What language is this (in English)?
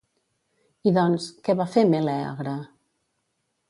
Catalan